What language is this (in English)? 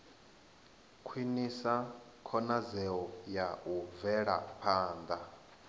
Venda